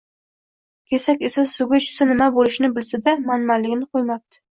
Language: Uzbek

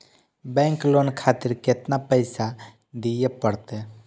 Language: Maithili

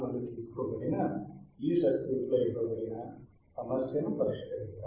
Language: Telugu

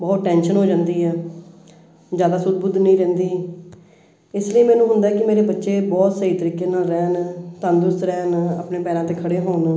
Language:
Punjabi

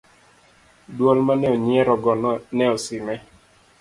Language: Luo (Kenya and Tanzania)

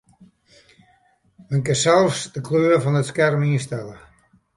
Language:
Western Frisian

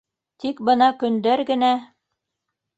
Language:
Bashkir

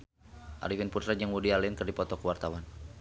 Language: Sundanese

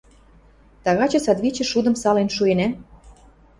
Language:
Western Mari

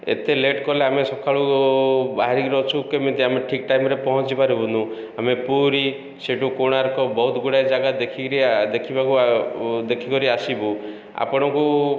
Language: Odia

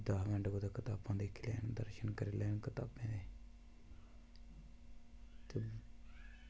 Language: Dogri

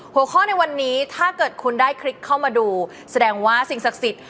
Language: Thai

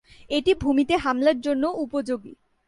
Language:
Bangla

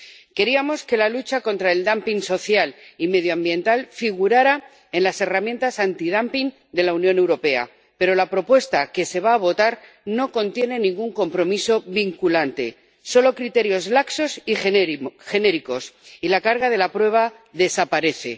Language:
Spanish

